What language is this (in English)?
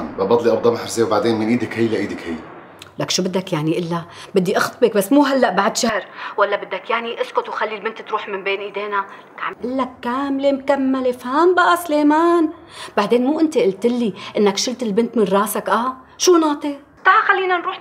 Arabic